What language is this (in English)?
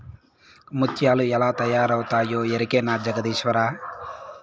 Telugu